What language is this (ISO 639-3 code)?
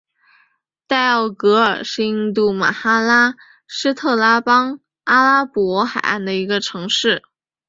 zho